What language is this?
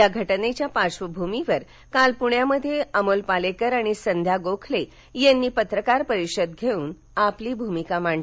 Marathi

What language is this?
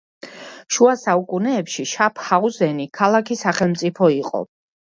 Georgian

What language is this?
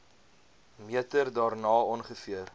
Afrikaans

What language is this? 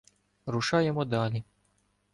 Ukrainian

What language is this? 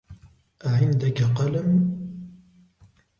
Arabic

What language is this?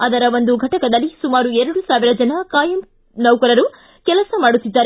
Kannada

